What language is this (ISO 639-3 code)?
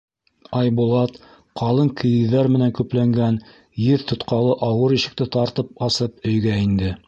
bak